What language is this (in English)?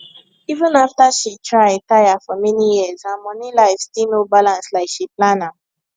Nigerian Pidgin